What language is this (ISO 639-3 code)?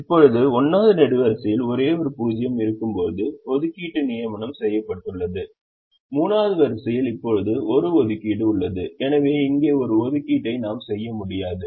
tam